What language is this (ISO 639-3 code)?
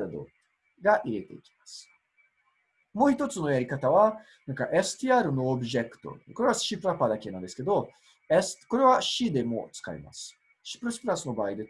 jpn